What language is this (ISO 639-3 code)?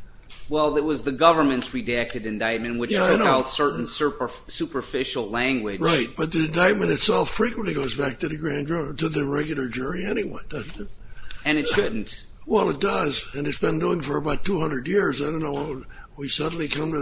eng